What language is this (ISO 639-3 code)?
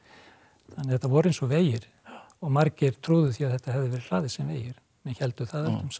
isl